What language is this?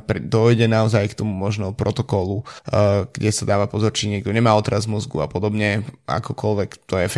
Slovak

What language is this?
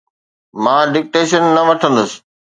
Sindhi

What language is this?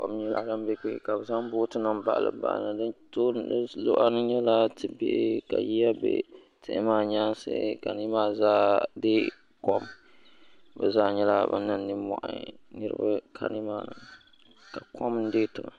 Dagbani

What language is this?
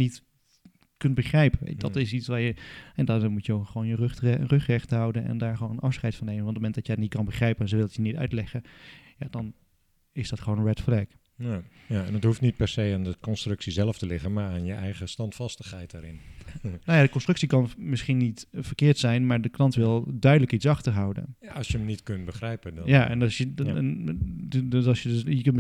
Dutch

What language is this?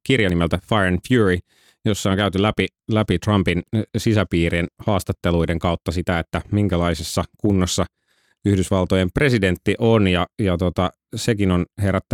Finnish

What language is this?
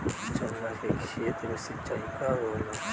Bhojpuri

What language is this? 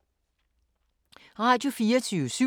Danish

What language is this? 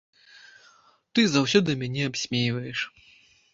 Belarusian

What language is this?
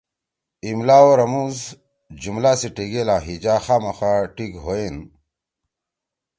Torwali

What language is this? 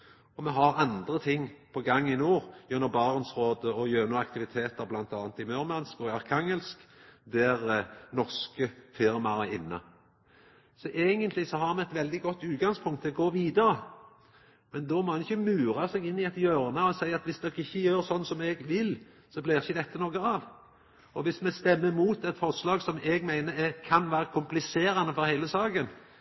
Norwegian Nynorsk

